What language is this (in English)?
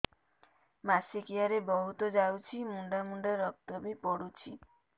Odia